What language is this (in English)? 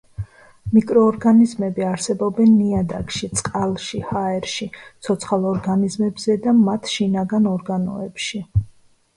Georgian